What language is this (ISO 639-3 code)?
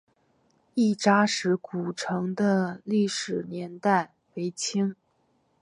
zho